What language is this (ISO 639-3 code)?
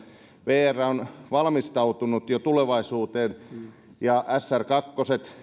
fin